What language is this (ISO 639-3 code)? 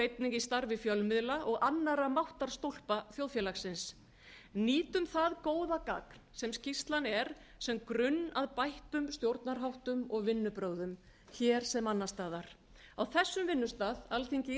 isl